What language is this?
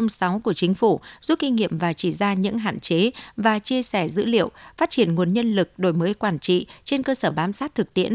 Vietnamese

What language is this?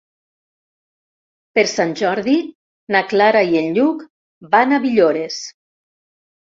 Catalan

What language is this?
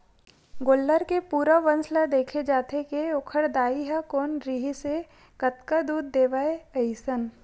Chhattisgarhi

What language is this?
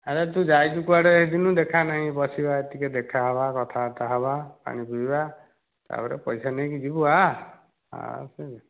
Odia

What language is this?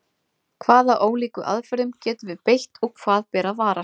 Icelandic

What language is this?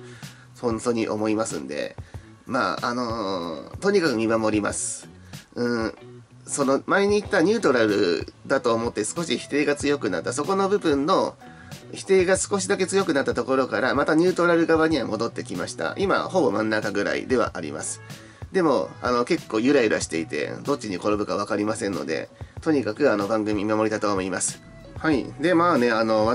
Japanese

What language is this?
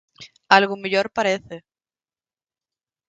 Galician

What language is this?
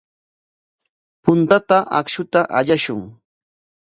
Corongo Ancash Quechua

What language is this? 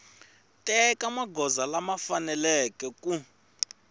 Tsonga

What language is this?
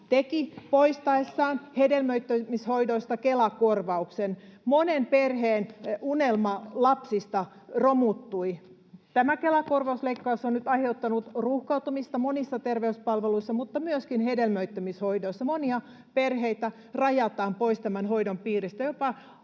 Finnish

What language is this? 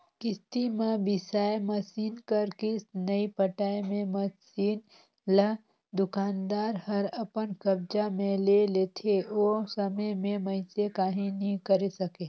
Chhattisgarhi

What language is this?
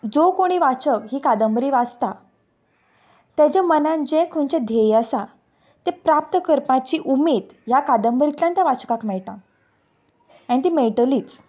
Konkani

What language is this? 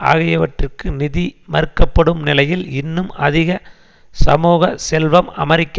Tamil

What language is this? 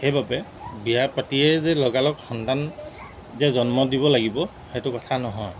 Assamese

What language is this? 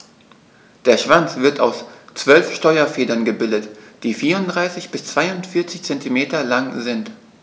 German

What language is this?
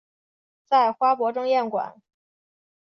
Chinese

